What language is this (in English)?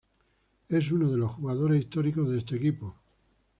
Spanish